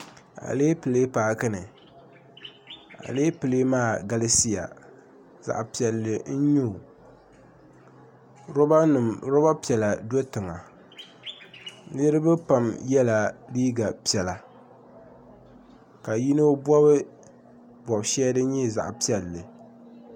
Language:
Dagbani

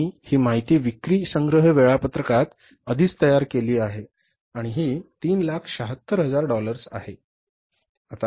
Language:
Marathi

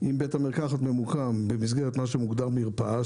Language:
Hebrew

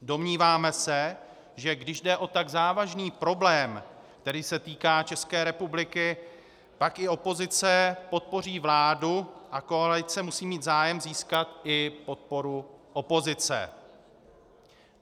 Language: Czech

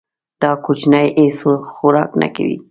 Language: Pashto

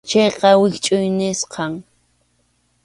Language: Arequipa-La Unión Quechua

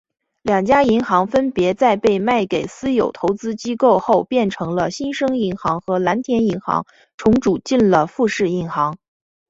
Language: Chinese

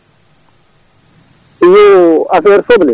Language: Fula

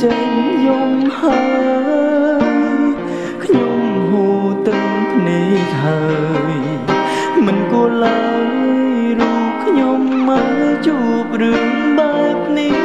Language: Thai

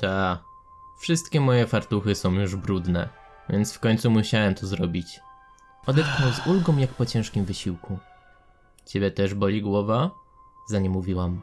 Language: Polish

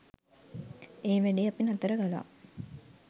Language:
Sinhala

